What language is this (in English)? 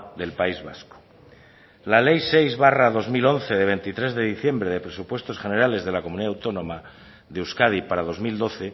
Spanish